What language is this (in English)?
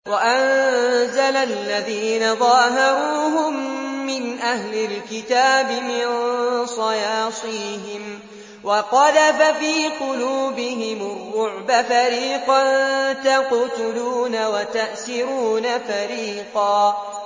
Arabic